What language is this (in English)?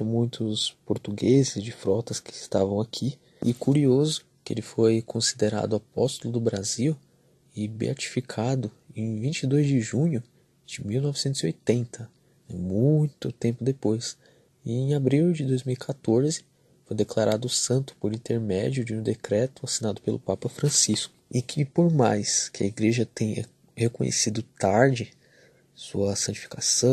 Portuguese